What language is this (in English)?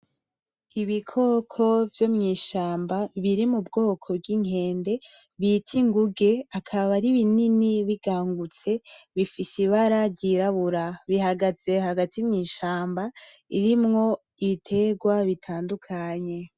Rundi